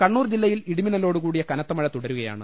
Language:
Malayalam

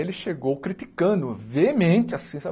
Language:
Portuguese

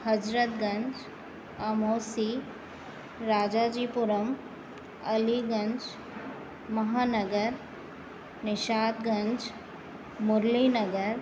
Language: Sindhi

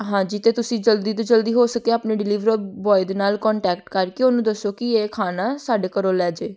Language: Punjabi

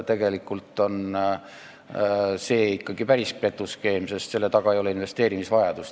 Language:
Estonian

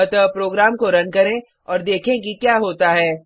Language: Hindi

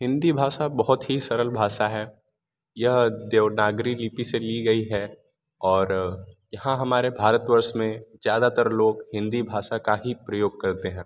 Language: Hindi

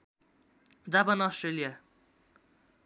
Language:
Nepali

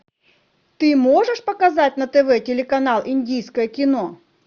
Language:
Russian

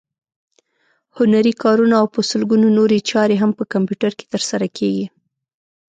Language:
Pashto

